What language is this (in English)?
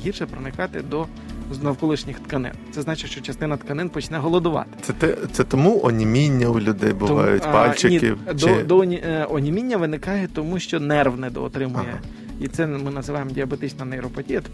Ukrainian